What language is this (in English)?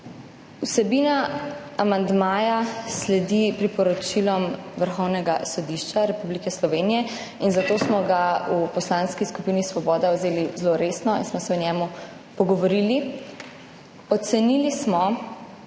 Slovenian